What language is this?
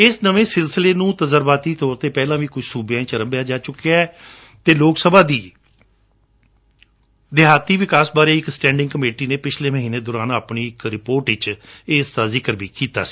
Punjabi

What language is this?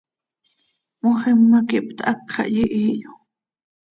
Seri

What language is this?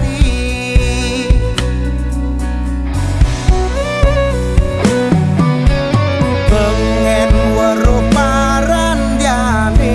Indonesian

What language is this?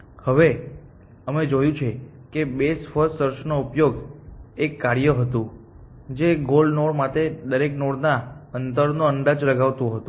Gujarati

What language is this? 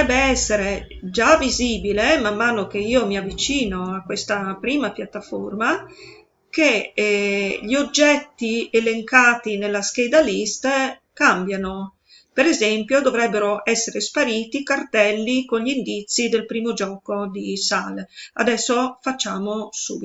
Italian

